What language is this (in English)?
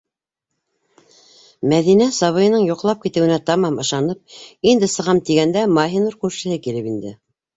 Bashkir